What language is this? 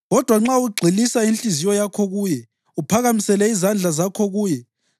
North Ndebele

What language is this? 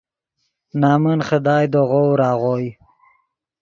Yidgha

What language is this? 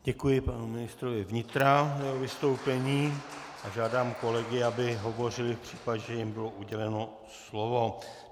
Czech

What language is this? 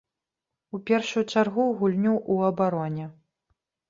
Belarusian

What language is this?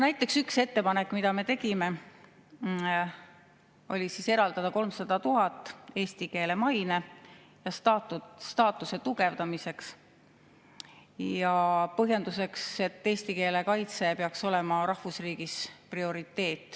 Estonian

